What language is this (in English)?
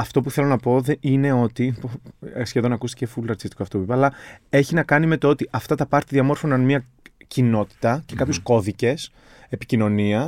Greek